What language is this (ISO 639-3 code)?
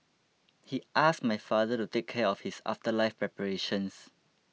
eng